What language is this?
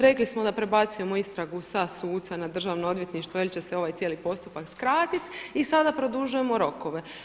Croatian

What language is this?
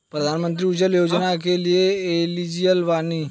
Bhojpuri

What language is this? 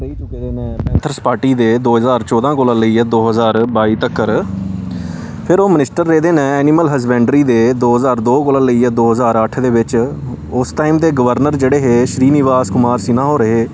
Dogri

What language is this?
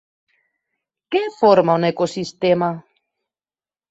Catalan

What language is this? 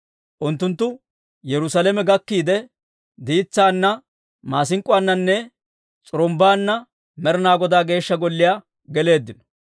Dawro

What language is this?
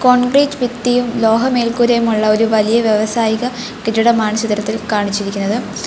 Malayalam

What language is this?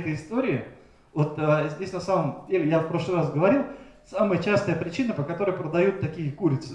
Russian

